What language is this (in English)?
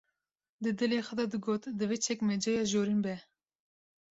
Kurdish